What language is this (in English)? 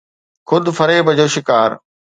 Sindhi